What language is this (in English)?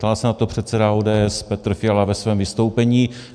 Czech